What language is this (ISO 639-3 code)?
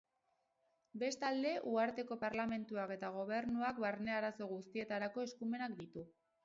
eus